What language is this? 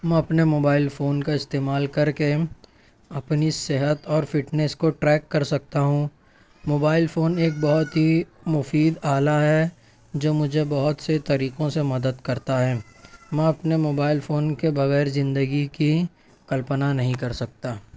Urdu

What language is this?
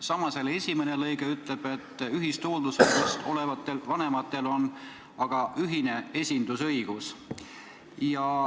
Estonian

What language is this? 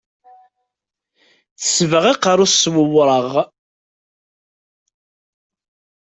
Kabyle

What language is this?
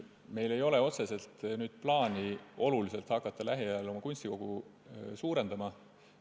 Estonian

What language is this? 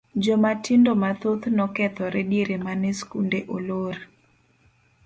Luo (Kenya and Tanzania)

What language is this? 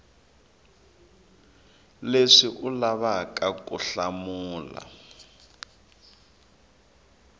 Tsonga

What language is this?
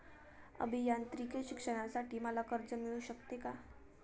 Marathi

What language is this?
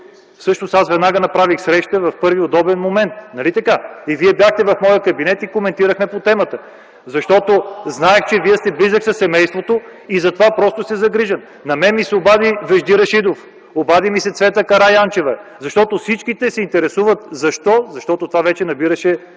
Bulgarian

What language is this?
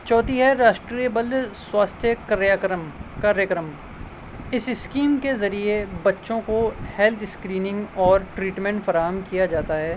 Urdu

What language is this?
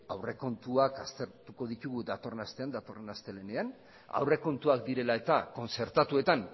Basque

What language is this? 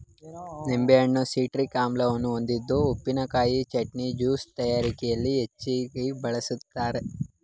Kannada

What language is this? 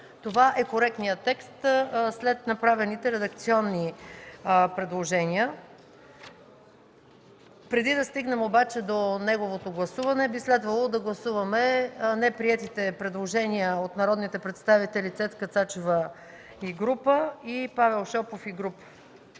Bulgarian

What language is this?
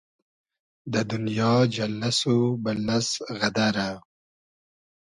Hazaragi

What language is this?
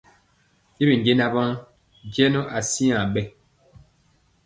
Mpiemo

